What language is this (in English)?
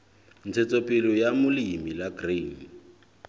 Southern Sotho